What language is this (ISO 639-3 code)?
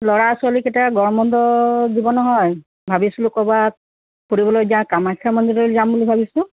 asm